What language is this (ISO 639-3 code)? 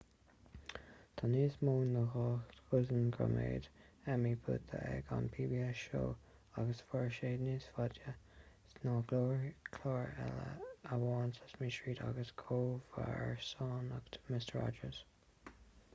gle